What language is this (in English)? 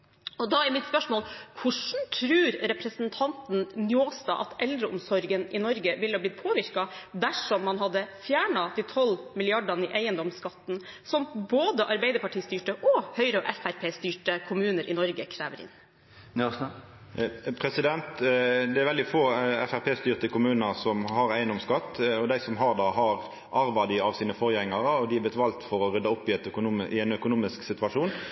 Norwegian